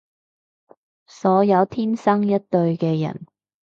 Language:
Cantonese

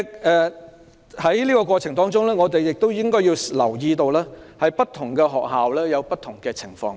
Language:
Cantonese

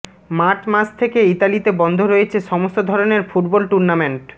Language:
Bangla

